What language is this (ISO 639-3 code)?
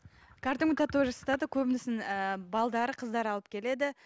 kaz